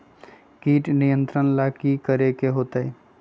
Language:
Magahi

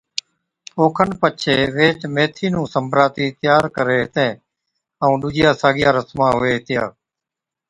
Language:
Od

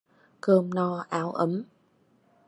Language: Vietnamese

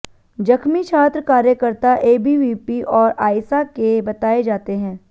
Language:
Hindi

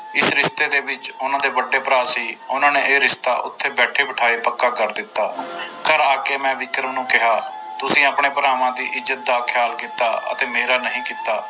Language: Punjabi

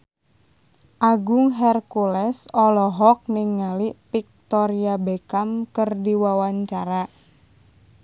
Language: Sundanese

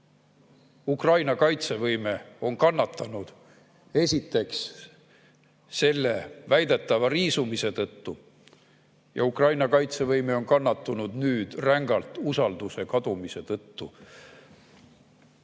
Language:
Estonian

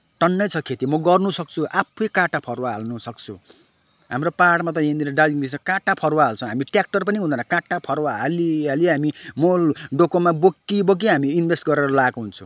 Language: Nepali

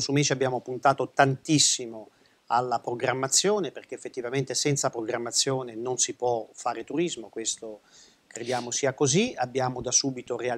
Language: Italian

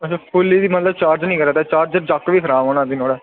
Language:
Dogri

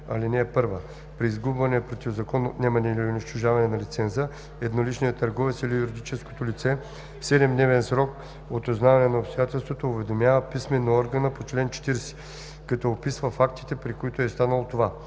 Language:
Bulgarian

